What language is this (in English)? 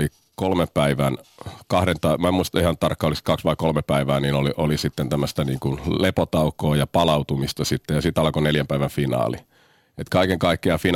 Finnish